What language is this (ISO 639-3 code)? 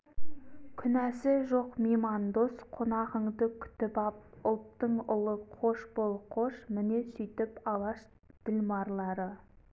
kaz